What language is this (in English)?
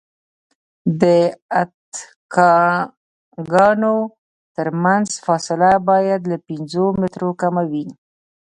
Pashto